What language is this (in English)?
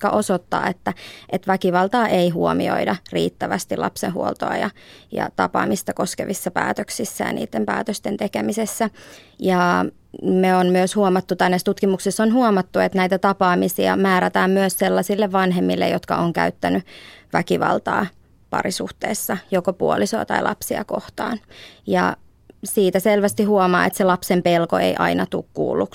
Finnish